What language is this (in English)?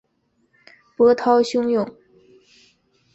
Chinese